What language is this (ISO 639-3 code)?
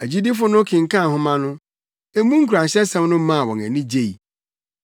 aka